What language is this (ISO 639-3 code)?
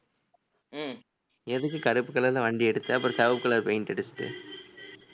tam